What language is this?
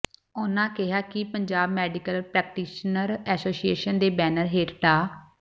Punjabi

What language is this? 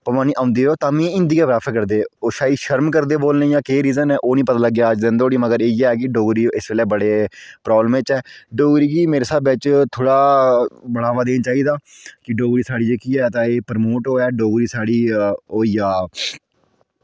Dogri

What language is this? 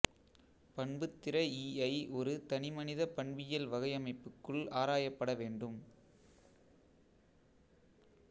Tamil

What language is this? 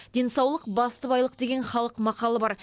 Kazakh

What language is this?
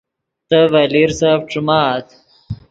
Yidgha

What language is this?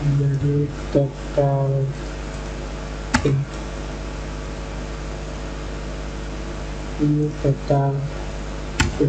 Indonesian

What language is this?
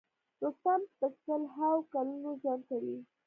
Pashto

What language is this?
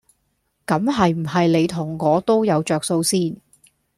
Cantonese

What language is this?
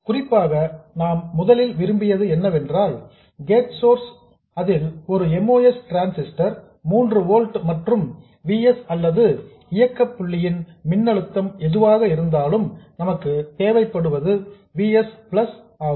Tamil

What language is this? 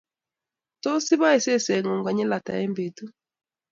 Kalenjin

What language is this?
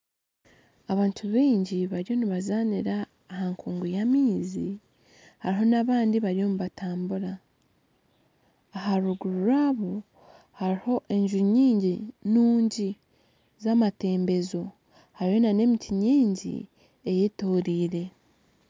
Nyankole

